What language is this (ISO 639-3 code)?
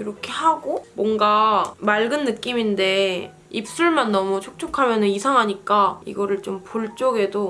kor